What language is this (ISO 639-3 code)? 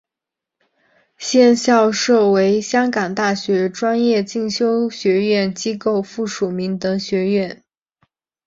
zho